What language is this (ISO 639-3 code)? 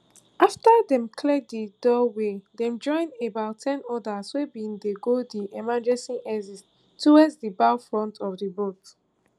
pcm